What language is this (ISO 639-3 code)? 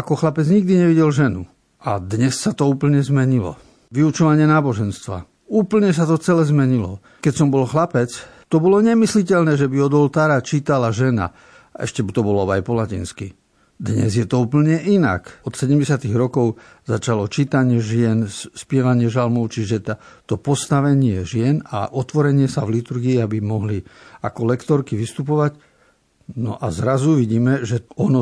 slk